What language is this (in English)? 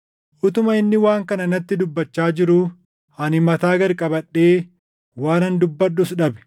Oromo